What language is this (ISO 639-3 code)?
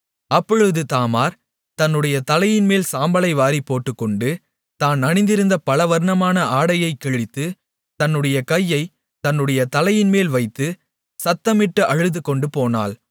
tam